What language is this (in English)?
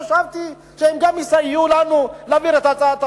Hebrew